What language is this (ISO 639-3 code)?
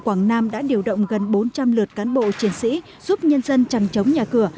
vie